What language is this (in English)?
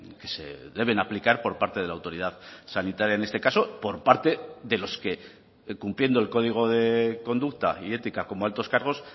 Spanish